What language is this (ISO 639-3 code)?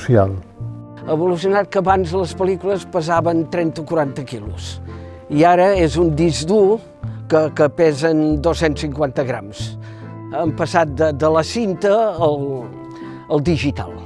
cat